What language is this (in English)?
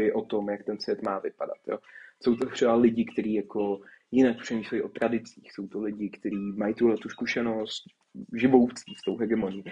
Czech